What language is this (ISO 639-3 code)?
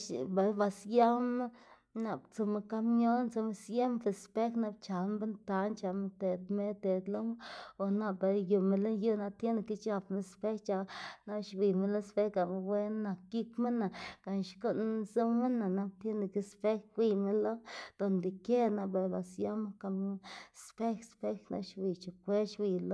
ztg